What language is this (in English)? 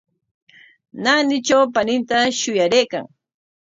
Corongo Ancash Quechua